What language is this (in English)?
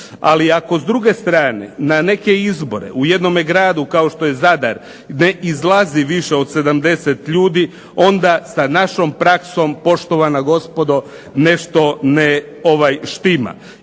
Croatian